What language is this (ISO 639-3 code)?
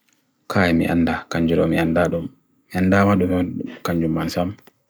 fui